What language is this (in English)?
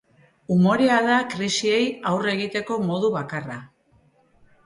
Basque